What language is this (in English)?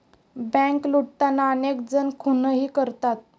Marathi